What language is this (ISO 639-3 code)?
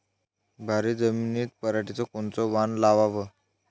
mar